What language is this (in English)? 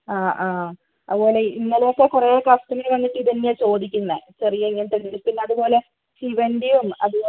Malayalam